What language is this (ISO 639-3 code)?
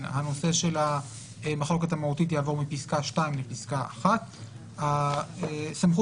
heb